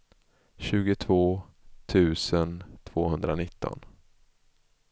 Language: Swedish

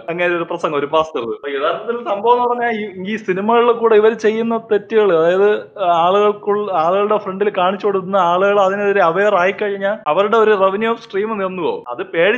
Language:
Malayalam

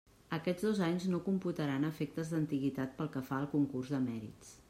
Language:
Catalan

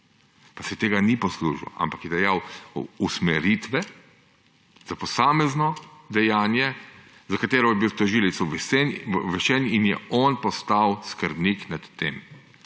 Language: Slovenian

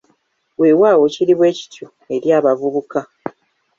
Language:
Ganda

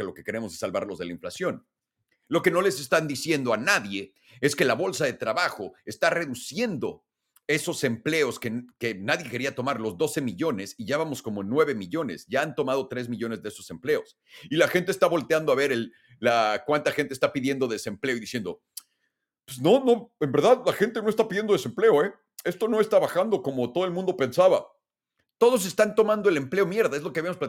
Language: Spanish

